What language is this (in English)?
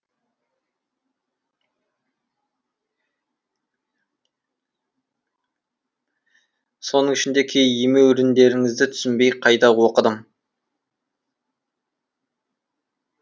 Kazakh